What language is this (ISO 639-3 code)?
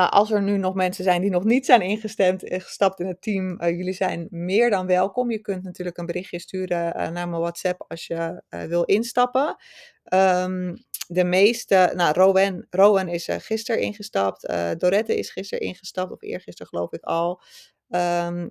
nld